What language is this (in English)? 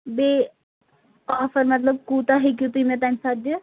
Kashmiri